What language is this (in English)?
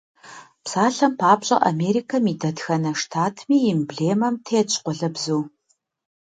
Kabardian